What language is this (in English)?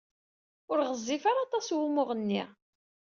Kabyle